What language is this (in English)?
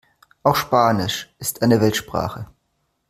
German